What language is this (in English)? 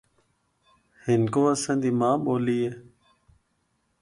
Northern Hindko